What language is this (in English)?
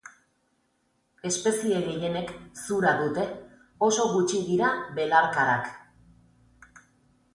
Basque